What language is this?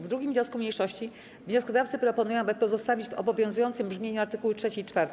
Polish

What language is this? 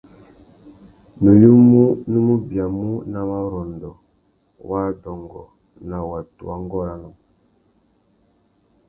Tuki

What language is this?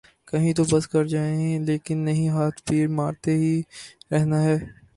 Urdu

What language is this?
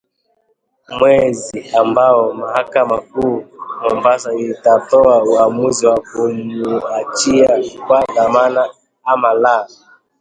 Swahili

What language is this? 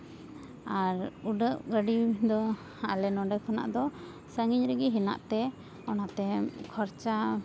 Santali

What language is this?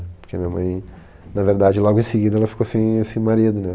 Portuguese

